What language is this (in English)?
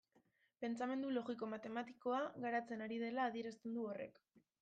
Basque